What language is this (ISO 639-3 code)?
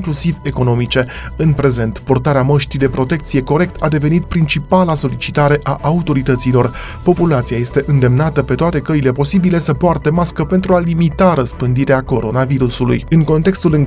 ron